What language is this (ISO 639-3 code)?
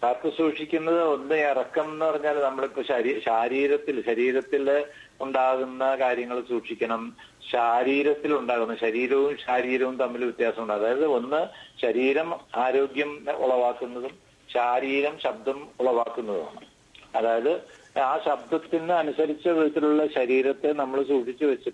mal